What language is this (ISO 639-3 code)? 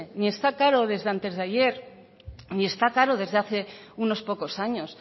spa